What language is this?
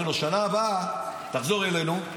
Hebrew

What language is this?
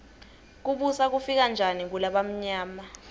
Swati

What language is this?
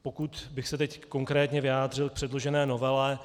Czech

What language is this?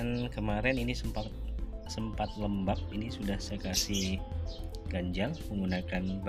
Indonesian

